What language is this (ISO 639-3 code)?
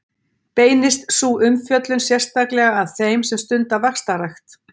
isl